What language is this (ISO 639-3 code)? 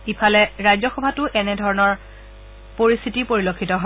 asm